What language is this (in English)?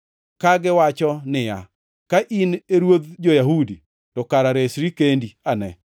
Luo (Kenya and Tanzania)